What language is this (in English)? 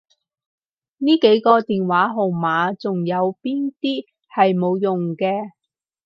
Cantonese